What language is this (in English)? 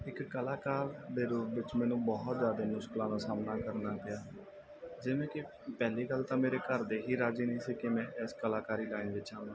Punjabi